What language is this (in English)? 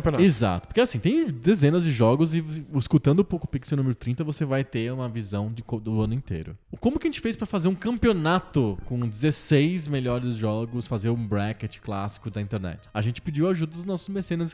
Portuguese